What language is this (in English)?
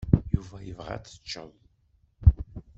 Kabyle